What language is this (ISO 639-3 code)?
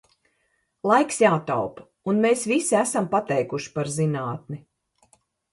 lav